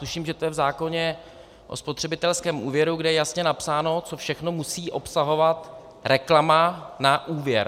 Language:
Czech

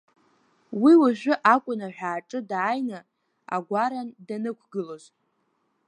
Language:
Abkhazian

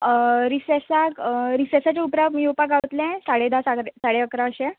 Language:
Konkani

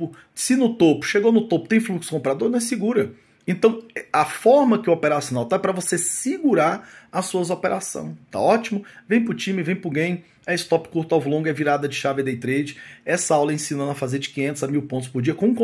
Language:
Portuguese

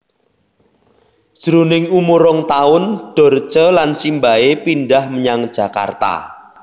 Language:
Javanese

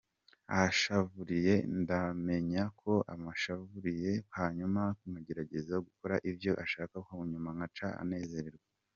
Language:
Kinyarwanda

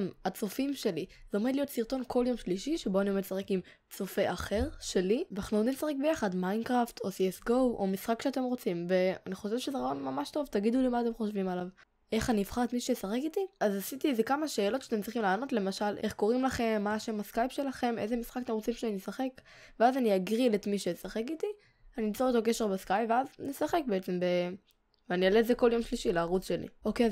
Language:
Hebrew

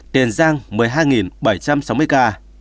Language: Vietnamese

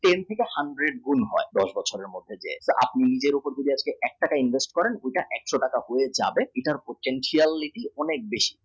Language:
Bangla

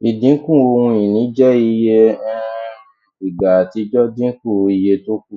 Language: Yoruba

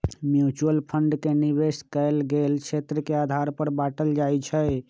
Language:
Magahi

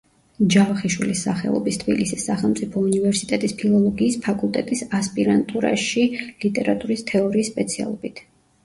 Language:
Georgian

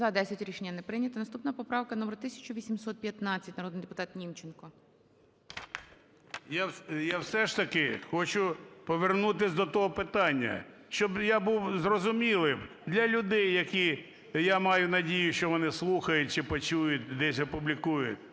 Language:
Ukrainian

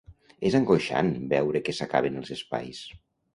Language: Catalan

